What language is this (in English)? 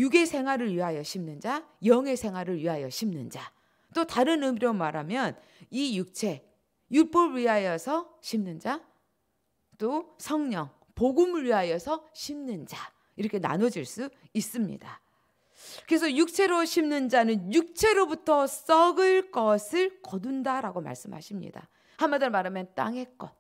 Korean